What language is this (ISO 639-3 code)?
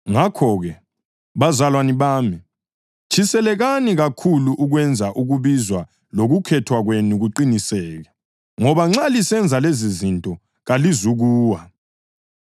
nde